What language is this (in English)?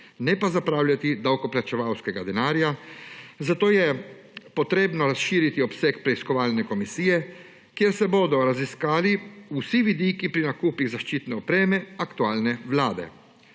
Slovenian